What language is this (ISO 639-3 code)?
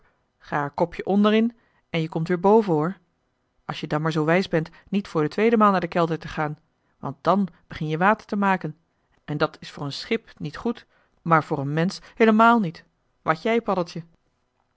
nld